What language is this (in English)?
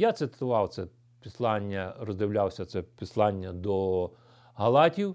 Ukrainian